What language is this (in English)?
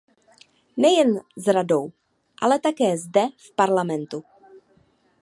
Czech